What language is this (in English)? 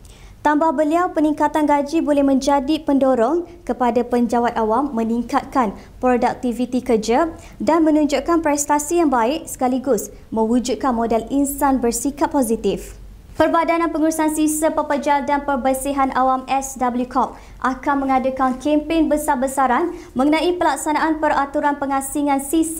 Malay